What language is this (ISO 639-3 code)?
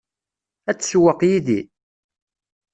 kab